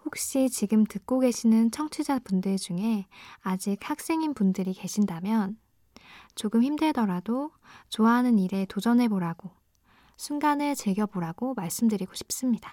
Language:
Korean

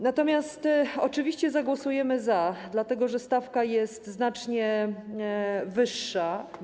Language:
Polish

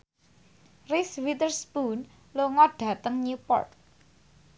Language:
Javanese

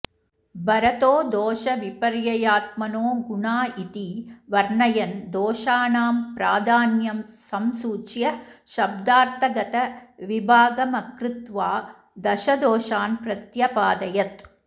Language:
Sanskrit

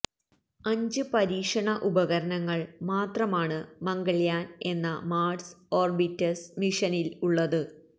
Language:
Malayalam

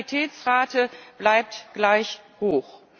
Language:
German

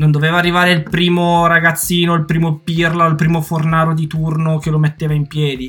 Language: Italian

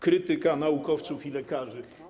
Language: Polish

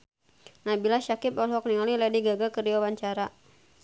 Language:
Sundanese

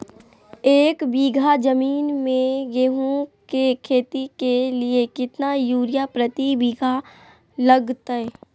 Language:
Magahi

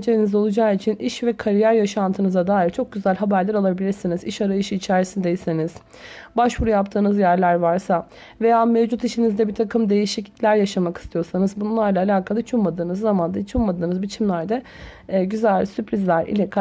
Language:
Turkish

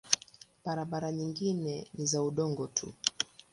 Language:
Swahili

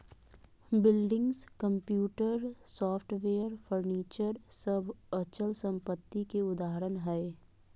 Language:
Magahi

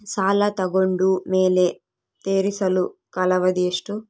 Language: Kannada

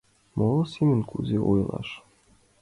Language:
Mari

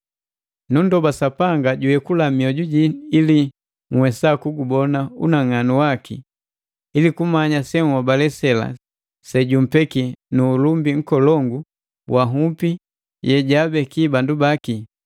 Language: Matengo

